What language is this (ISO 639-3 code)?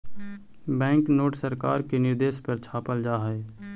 mag